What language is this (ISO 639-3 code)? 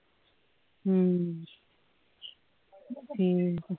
pan